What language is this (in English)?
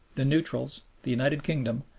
English